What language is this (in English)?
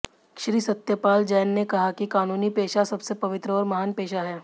Hindi